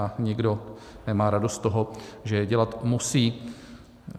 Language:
Czech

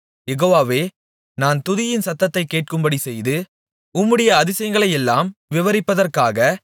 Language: Tamil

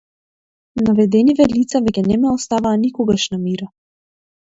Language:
Macedonian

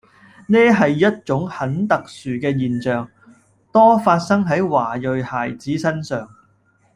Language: Cantonese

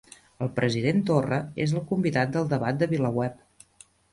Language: Catalan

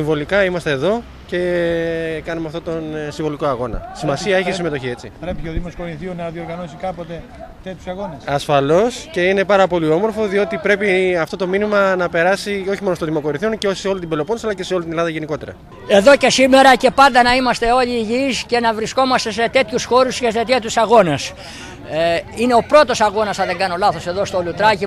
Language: Greek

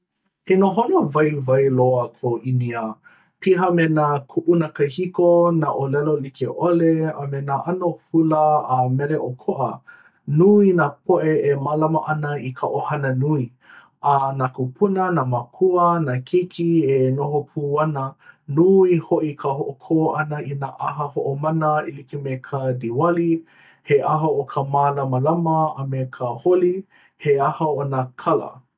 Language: Hawaiian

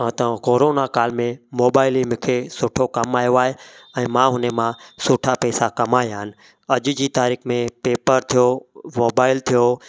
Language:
Sindhi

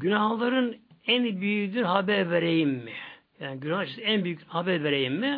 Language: Turkish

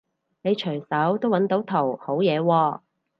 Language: Cantonese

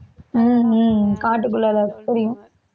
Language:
Tamil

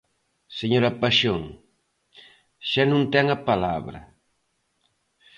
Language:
Galician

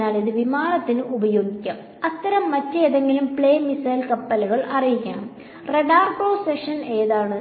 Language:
Malayalam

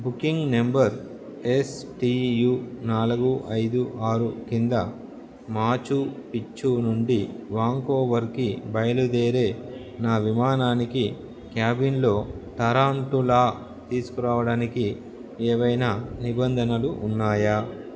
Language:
Telugu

